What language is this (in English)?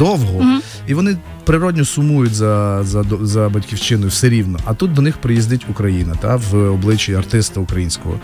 Ukrainian